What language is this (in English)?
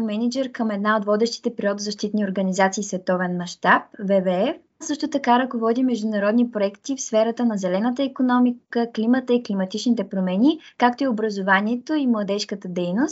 Bulgarian